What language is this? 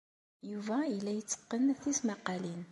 Kabyle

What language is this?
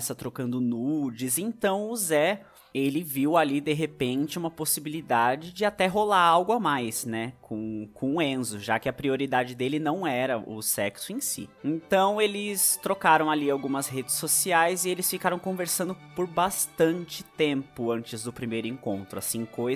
Portuguese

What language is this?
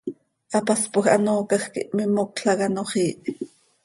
Seri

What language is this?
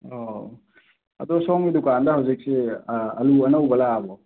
Manipuri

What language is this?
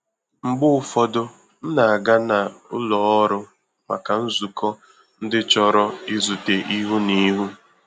Igbo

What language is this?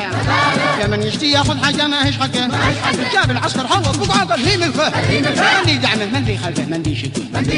Arabic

